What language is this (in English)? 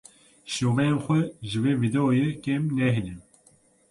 Kurdish